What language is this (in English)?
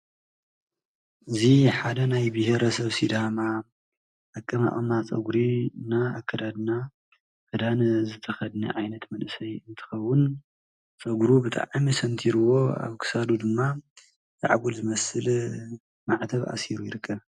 Tigrinya